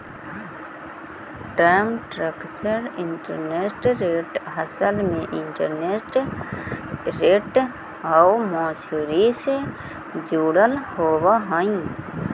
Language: Magahi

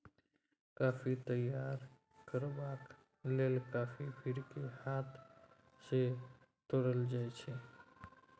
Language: Maithili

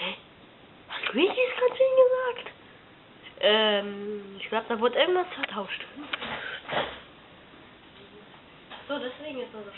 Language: German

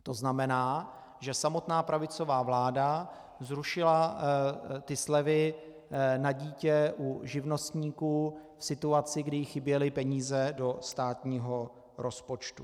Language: Czech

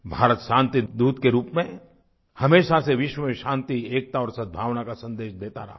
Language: Hindi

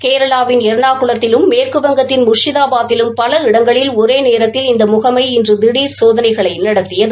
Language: Tamil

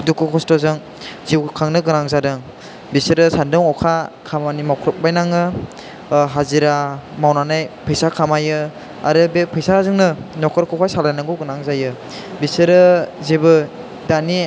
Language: Bodo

